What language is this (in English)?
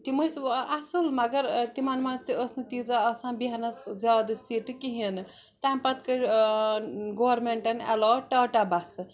Kashmiri